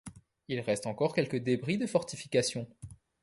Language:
French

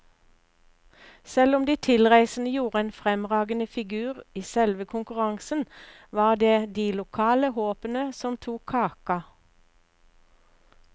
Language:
Norwegian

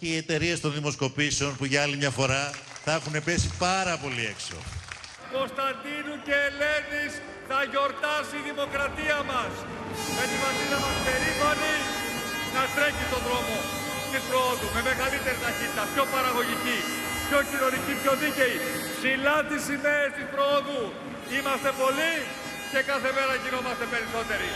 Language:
Greek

